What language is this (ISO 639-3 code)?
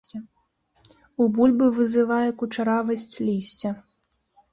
bel